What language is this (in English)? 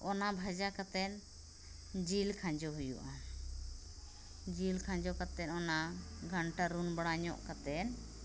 Santali